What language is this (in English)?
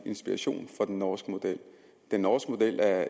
Danish